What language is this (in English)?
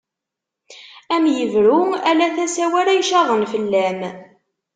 Kabyle